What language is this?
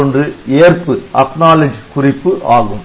Tamil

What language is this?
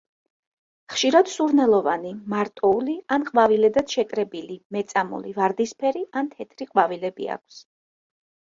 Georgian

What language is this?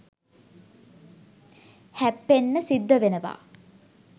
Sinhala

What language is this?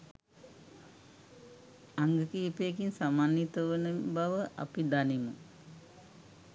Sinhala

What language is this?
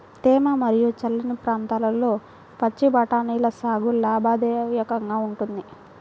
Telugu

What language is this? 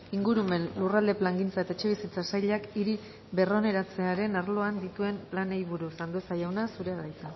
Basque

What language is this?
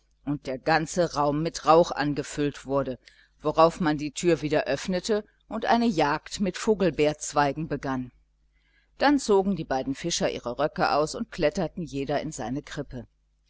German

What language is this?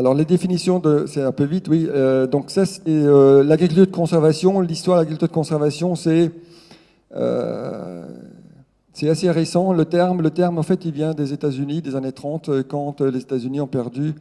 French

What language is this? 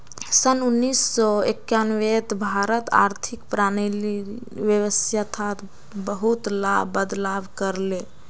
Magahi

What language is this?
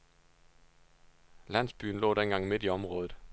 Danish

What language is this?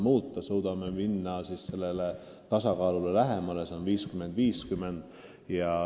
Estonian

